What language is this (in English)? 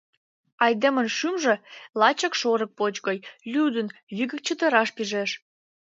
Mari